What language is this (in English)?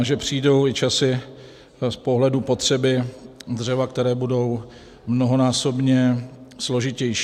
Czech